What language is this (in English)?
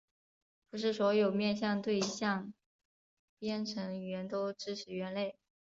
Chinese